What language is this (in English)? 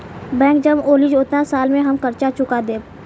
Bhojpuri